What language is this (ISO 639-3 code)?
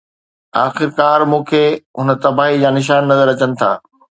snd